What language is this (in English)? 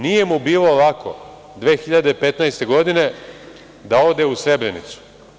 Serbian